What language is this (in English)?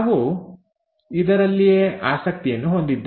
Kannada